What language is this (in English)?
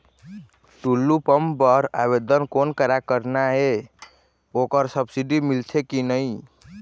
Chhattisgarhi